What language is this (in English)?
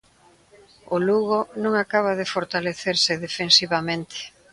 Galician